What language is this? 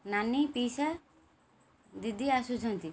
Odia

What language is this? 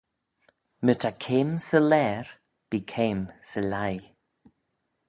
Manx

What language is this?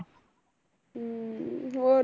Punjabi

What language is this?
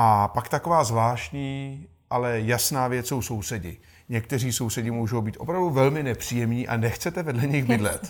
Czech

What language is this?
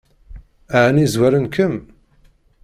Kabyle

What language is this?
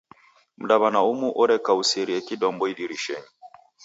Taita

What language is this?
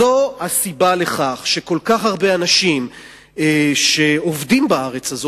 Hebrew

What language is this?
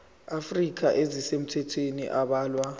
Zulu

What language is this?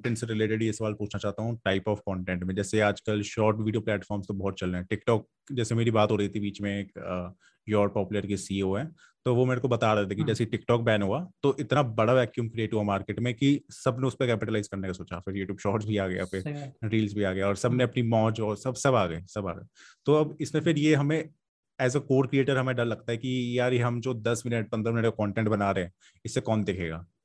Hindi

